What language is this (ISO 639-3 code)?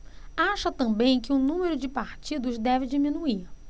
por